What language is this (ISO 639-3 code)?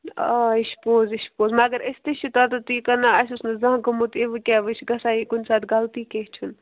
kas